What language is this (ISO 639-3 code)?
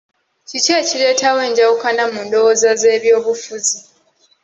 lug